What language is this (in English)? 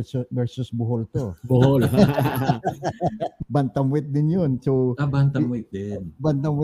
Filipino